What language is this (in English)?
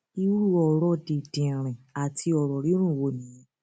Yoruba